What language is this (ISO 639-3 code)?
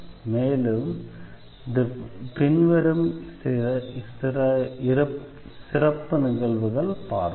tam